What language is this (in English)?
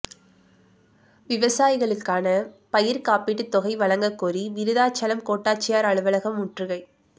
Tamil